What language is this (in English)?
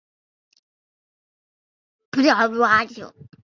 Chinese